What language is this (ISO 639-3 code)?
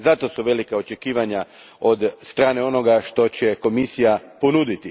hrv